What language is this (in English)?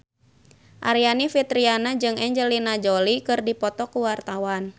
Sundanese